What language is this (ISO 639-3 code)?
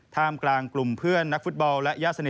tha